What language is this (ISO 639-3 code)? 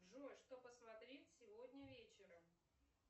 rus